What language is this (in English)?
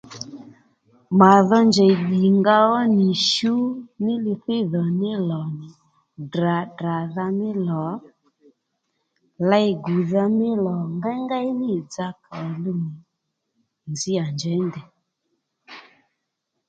Lendu